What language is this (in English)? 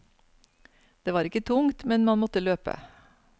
Norwegian